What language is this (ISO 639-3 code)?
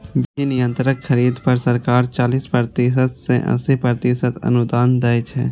mai